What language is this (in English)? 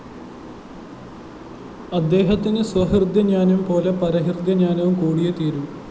Malayalam